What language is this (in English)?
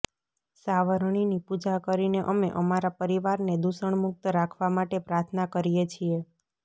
Gujarati